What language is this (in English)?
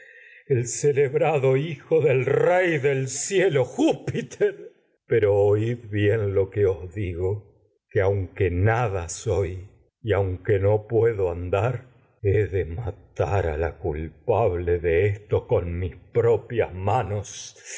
Spanish